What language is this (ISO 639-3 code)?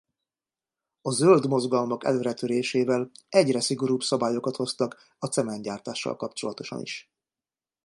hun